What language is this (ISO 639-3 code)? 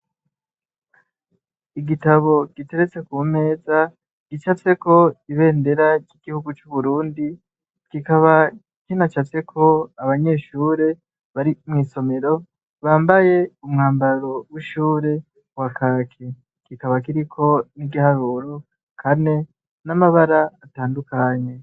run